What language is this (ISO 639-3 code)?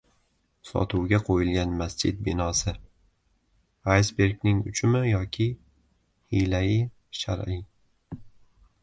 uzb